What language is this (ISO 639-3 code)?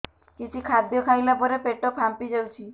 ori